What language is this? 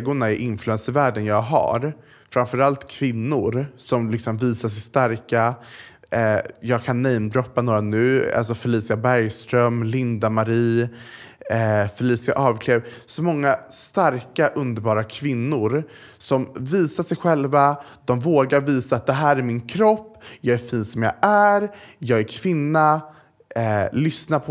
Swedish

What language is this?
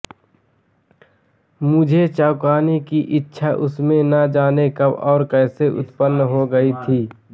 Hindi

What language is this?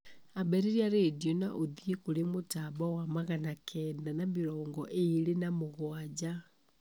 Kikuyu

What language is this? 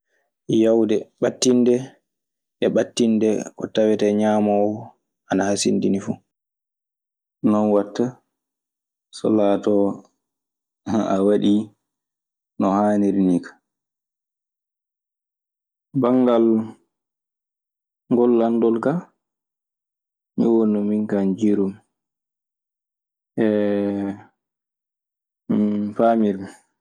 Maasina Fulfulde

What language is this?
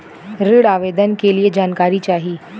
Bhojpuri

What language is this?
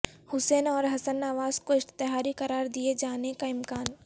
Urdu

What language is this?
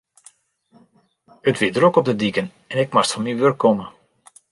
Western Frisian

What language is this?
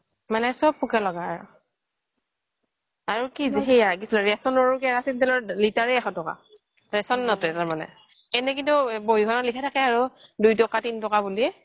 Assamese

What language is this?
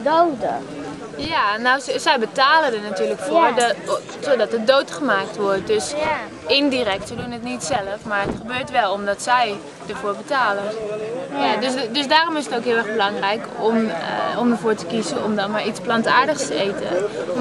Dutch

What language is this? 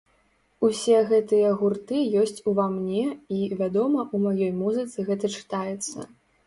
Belarusian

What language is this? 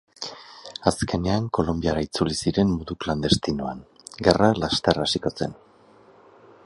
Basque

